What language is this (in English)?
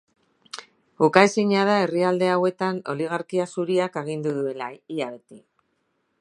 Basque